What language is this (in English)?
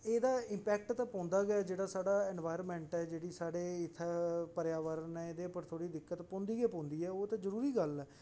Dogri